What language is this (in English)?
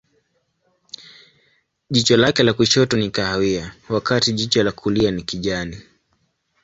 Swahili